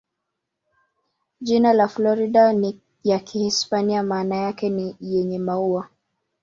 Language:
Swahili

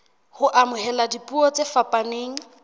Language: Southern Sotho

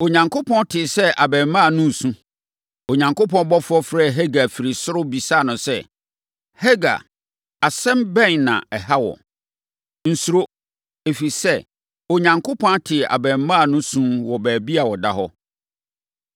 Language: Akan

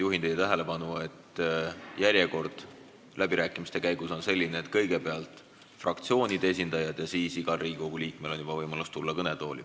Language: Estonian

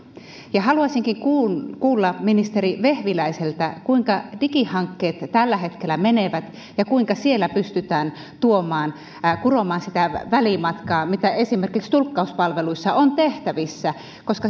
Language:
Finnish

